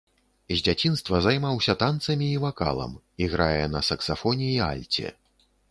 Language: Belarusian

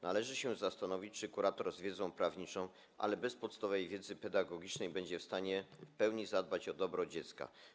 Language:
Polish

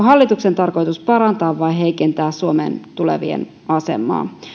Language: Finnish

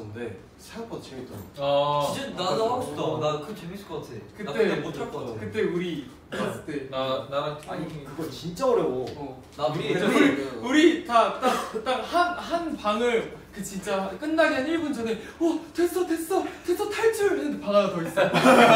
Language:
Korean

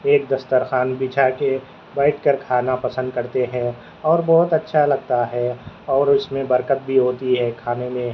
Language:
Urdu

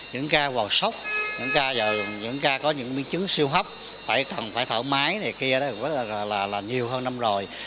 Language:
Vietnamese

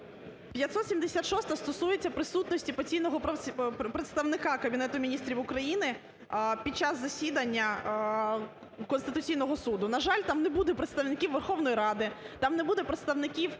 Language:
Ukrainian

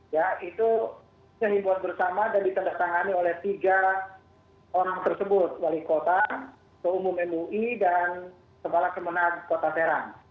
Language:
Indonesian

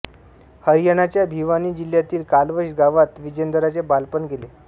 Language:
Marathi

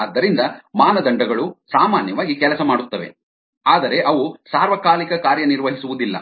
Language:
Kannada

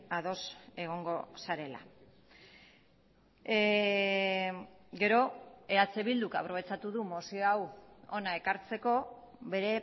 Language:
Basque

